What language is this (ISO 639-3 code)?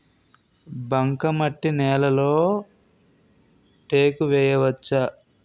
tel